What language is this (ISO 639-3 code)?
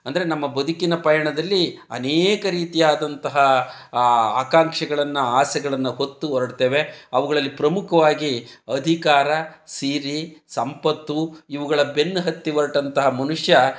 kan